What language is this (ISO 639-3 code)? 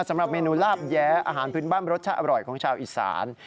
tha